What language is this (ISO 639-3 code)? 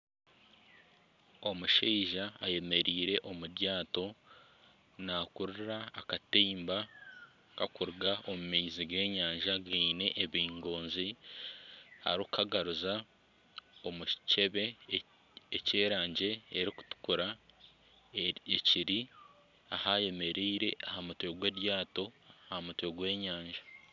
nyn